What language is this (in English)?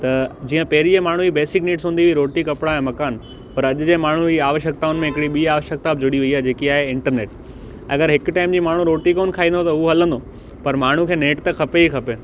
Sindhi